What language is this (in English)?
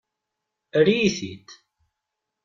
Kabyle